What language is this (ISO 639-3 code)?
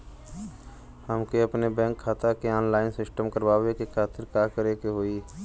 bho